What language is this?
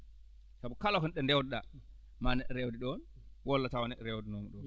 Fula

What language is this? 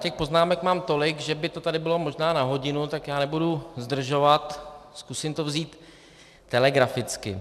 Czech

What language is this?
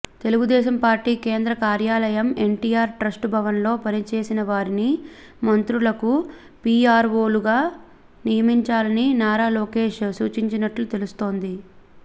Telugu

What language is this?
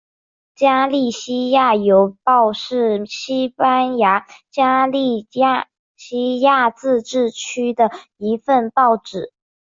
Chinese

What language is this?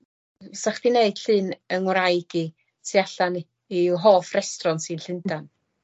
Welsh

